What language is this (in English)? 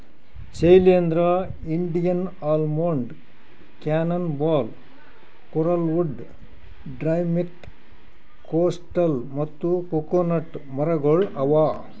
Kannada